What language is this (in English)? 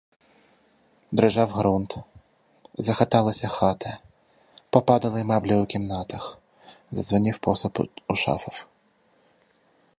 Ukrainian